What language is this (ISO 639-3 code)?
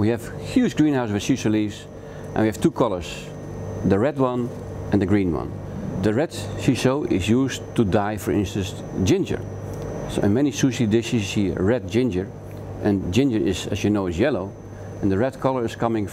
nld